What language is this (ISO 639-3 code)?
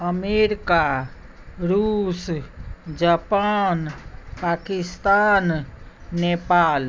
mai